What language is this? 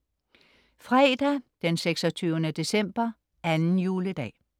Danish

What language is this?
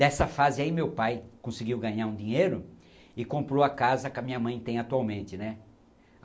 Portuguese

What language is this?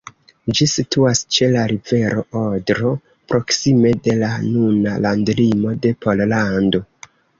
Esperanto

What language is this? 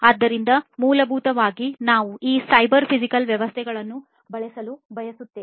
Kannada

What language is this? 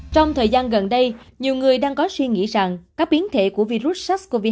Vietnamese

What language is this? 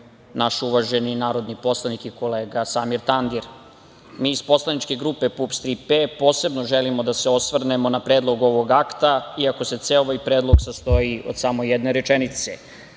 Serbian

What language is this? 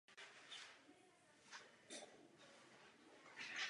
Czech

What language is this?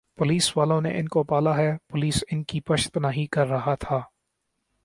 Urdu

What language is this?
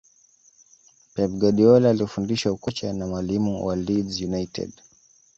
Swahili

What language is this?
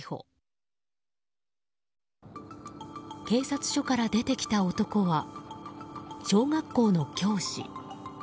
Japanese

